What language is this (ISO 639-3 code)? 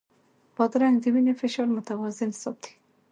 pus